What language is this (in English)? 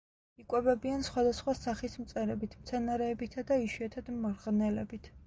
Georgian